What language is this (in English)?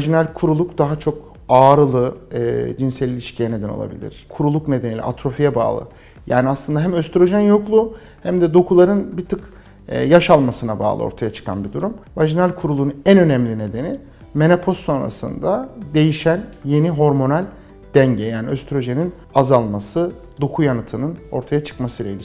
Turkish